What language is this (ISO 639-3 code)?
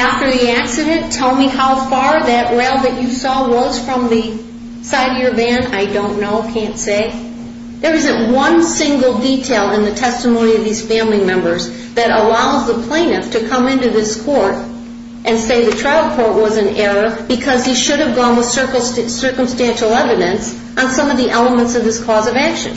eng